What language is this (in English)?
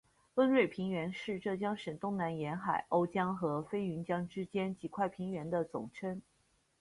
Chinese